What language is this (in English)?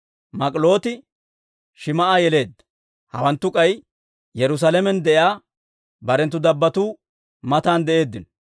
Dawro